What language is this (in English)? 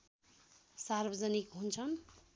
Nepali